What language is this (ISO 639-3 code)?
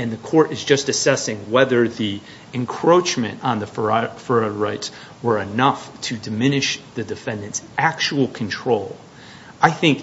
eng